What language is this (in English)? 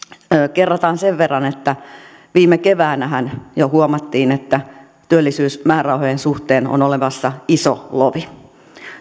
Finnish